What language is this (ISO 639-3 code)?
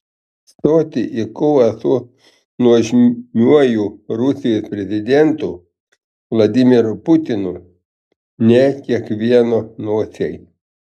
lit